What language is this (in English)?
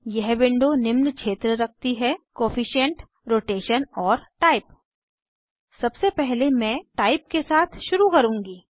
Hindi